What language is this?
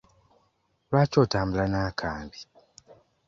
Ganda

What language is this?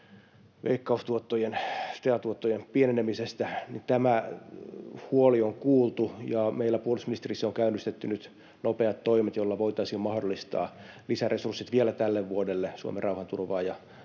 Finnish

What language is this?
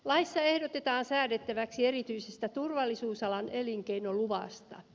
Finnish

